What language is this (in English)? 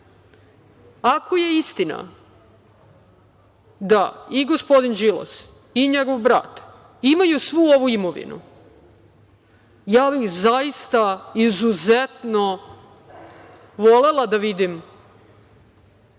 Serbian